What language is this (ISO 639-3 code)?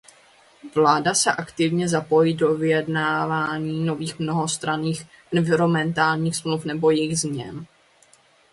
ces